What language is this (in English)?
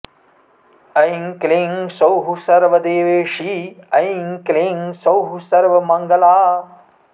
Sanskrit